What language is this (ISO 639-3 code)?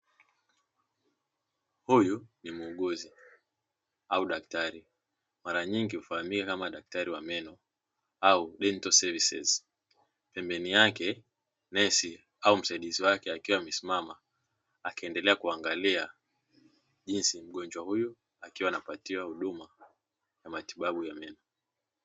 swa